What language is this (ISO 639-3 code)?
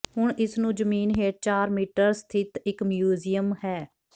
pan